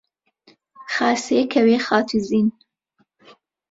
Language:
Central Kurdish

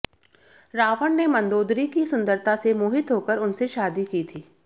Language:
Hindi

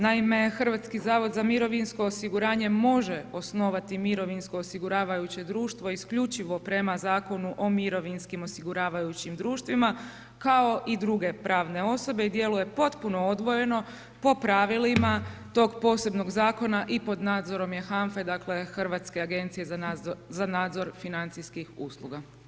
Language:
Croatian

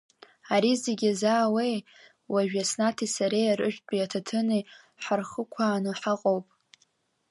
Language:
Abkhazian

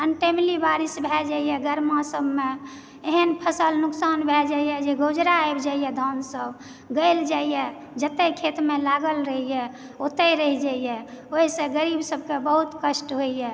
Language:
Maithili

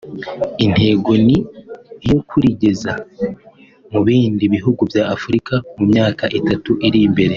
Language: Kinyarwanda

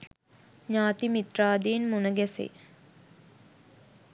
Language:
Sinhala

